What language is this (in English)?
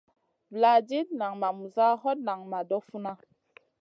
Masana